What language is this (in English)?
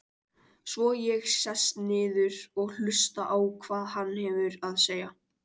Icelandic